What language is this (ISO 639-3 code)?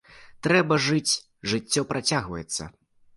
bel